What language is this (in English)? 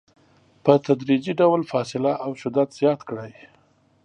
Pashto